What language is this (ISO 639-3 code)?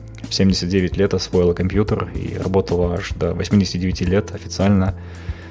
kaz